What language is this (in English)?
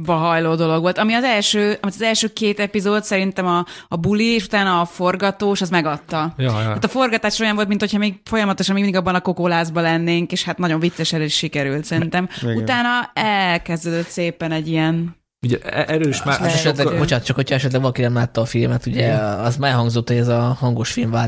Hungarian